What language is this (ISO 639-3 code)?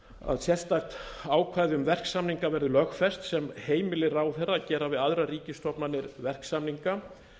isl